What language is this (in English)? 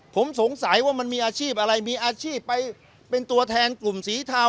Thai